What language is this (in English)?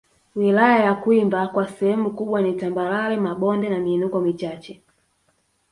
Swahili